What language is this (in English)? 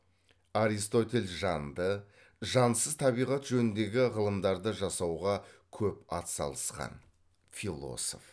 Kazakh